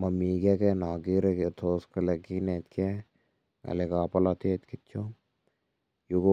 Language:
Kalenjin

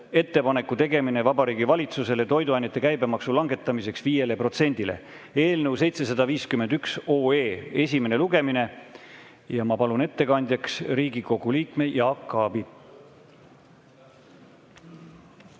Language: Estonian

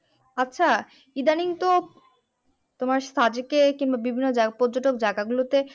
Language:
Bangla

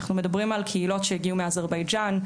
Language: Hebrew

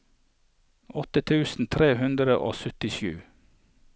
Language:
Norwegian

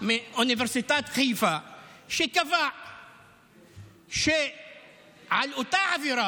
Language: Hebrew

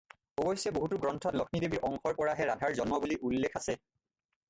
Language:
Assamese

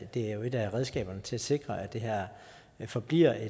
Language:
Danish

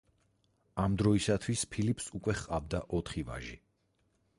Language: Georgian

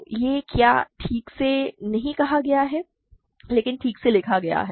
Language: Hindi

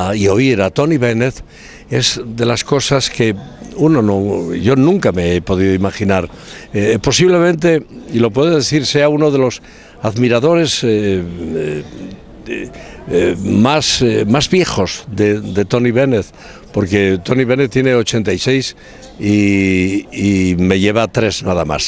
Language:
Spanish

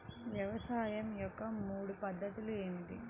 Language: Telugu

